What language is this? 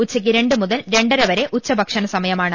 Malayalam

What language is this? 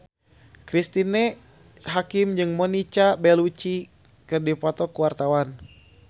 Sundanese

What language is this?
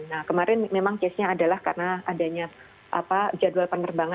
Indonesian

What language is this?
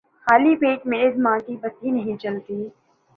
Urdu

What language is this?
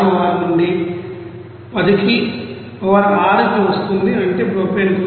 Telugu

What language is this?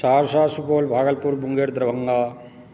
Maithili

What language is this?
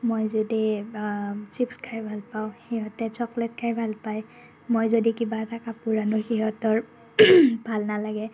Assamese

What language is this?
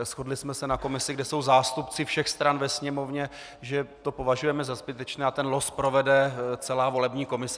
Czech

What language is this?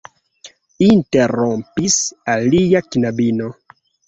Esperanto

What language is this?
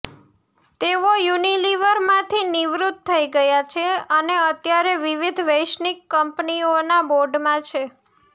Gujarati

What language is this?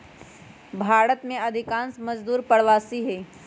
Magahi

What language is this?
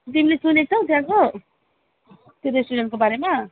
Nepali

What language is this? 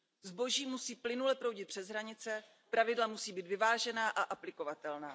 Czech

